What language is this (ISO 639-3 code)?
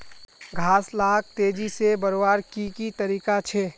mag